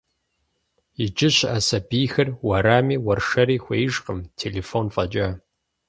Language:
Kabardian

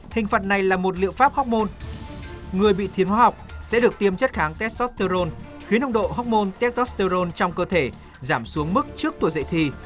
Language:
Vietnamese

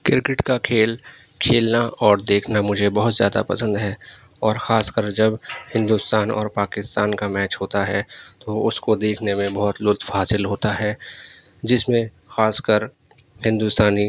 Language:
Urdu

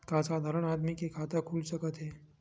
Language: Chhattisgarhi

